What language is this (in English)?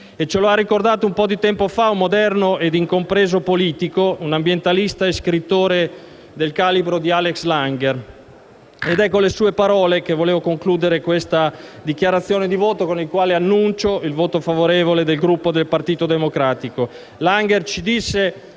Italian